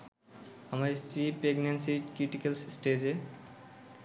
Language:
Bangla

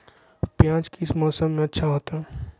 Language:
Magahi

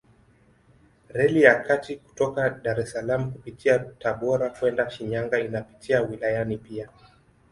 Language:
Swahili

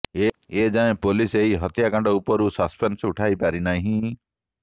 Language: Odia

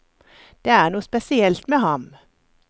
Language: Norwegian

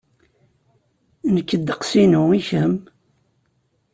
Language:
Kabyle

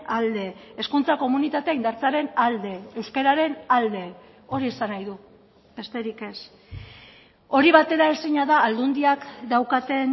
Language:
Basque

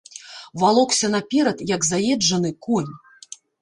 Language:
Belarusian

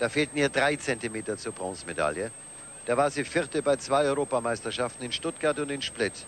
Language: German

